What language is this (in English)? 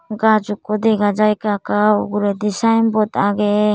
Chakma